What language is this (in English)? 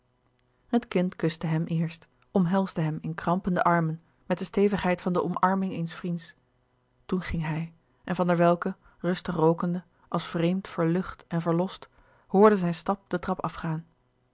Dutch